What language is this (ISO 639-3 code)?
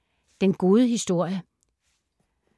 dan